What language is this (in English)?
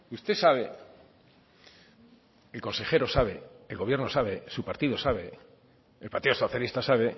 Spanish